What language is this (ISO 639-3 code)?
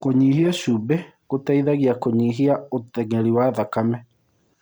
kik